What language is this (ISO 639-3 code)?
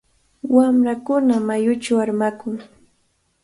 qvl